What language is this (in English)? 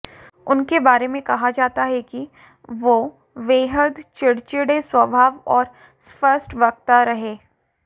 Hindi